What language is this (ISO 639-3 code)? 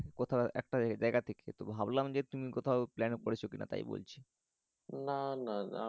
ben